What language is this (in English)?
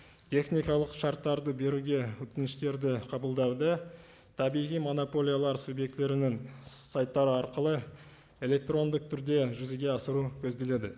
Kazakh